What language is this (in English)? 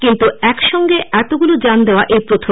Bangla